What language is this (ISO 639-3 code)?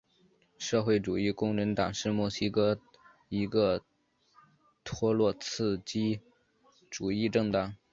zho